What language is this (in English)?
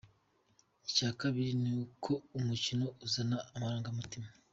Kinyarwanda